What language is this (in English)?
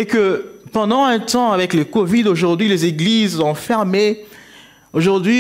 French